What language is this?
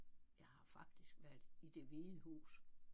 Danish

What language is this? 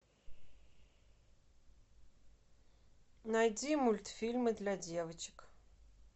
Russian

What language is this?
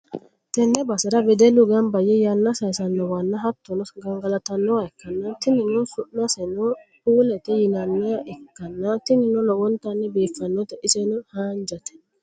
Sidamo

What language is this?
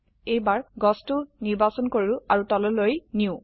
Assamese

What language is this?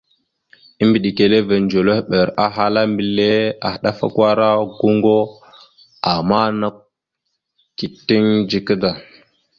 Mada (Cameroon)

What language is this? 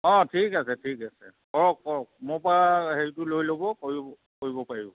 Assamese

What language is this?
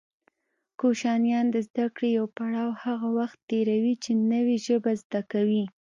Pashto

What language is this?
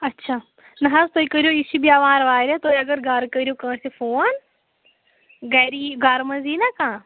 Kashmiri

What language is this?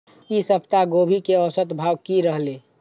Maithili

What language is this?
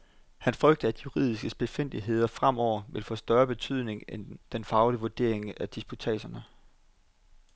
Danish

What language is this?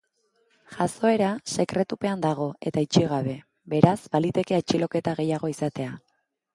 Basque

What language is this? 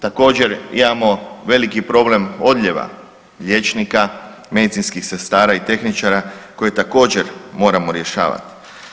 Croatian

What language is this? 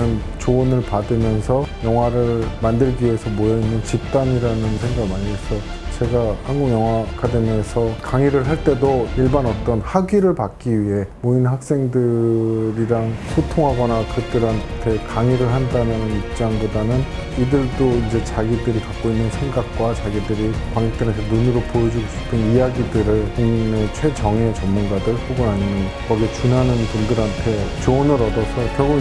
Korean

